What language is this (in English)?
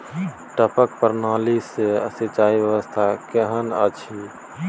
Maithili